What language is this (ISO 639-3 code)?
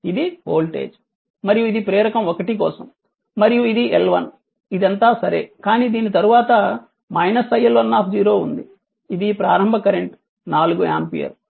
tel